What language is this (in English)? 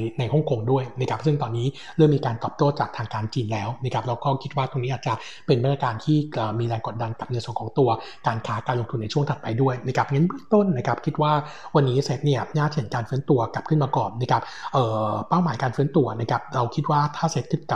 Thai